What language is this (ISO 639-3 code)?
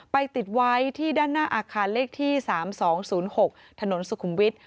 tha